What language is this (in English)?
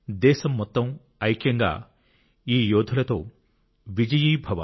Telugu